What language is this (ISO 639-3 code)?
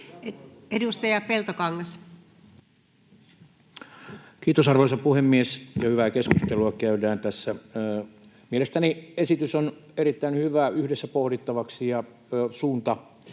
fin